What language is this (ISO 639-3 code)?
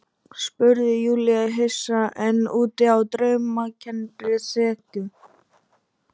isl